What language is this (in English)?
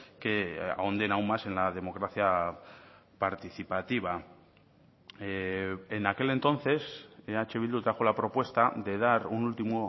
Spanish